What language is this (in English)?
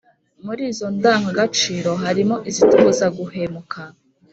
Kinyarwanda